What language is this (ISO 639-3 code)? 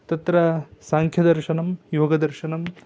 san